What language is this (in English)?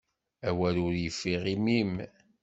Kabyle